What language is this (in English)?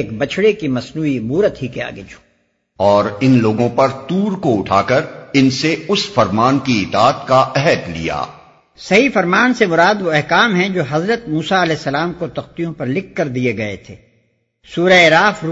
Urdu